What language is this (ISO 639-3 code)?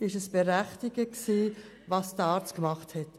gsw